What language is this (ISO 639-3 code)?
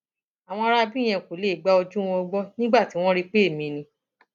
yor